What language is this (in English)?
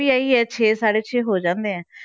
Punjabi